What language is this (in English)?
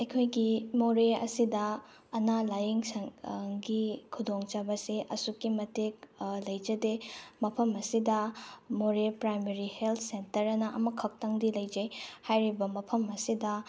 Manipuri